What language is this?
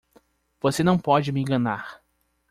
Portuguese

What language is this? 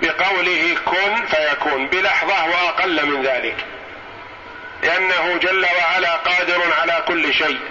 Arabic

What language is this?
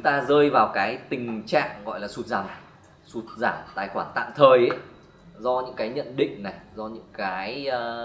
Vietnamese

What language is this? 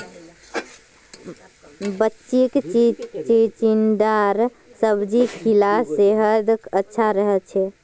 Magahi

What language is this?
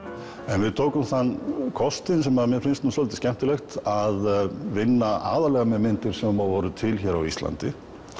Icelandic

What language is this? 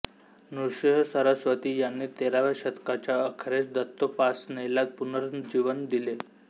Marathi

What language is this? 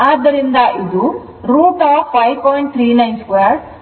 Kannada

